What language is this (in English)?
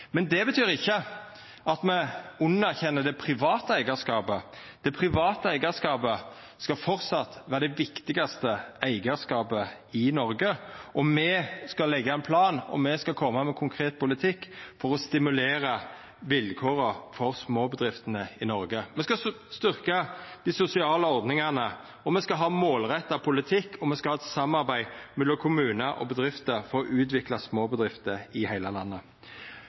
Norwegian Nynorsk